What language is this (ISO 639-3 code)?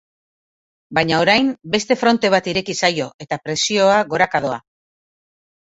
eus